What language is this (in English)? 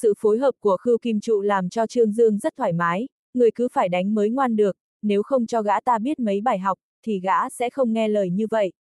Vietnamese